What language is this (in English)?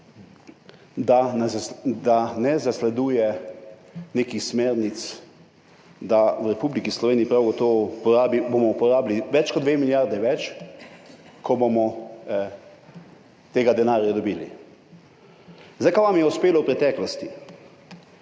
Slovenian